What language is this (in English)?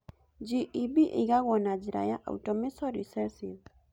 Kikuyu